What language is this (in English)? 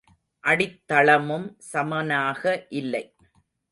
Tamil